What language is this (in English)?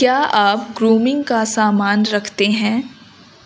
Urdu